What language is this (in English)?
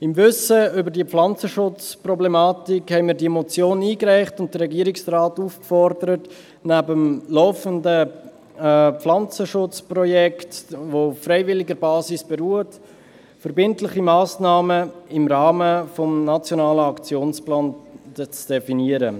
Swiss German